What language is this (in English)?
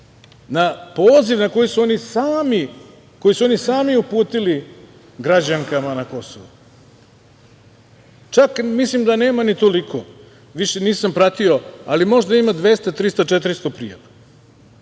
Serbian